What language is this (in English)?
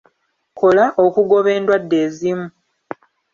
Ganda